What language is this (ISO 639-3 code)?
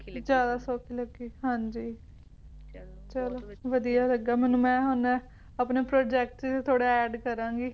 pan